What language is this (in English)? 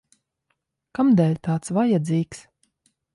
Latvian